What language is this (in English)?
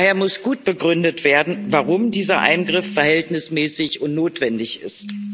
German